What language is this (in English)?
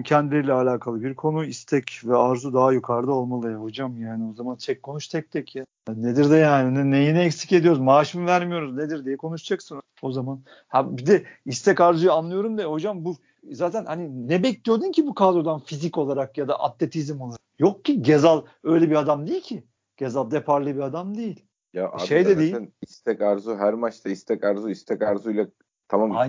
Turkish